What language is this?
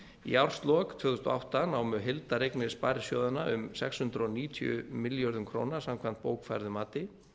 Icelandic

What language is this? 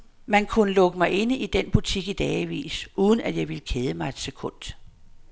Danish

